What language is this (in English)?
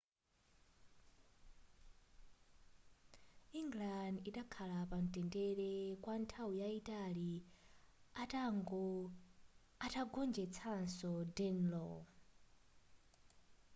Nyanja